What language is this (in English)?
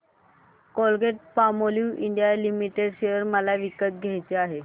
Marathi